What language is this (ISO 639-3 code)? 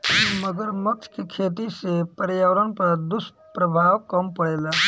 bho